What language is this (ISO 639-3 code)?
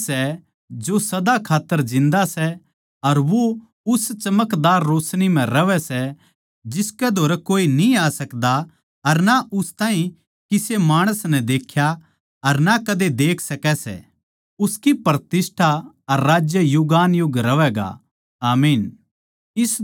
bgc